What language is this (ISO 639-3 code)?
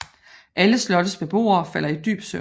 dan